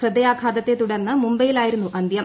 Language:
Malayalam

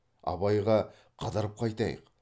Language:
Kazakh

